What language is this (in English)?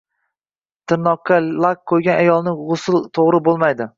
Uzbek